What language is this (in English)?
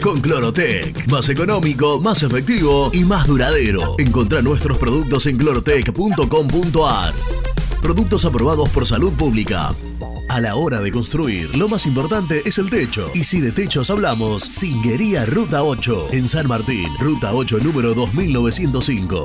Spanish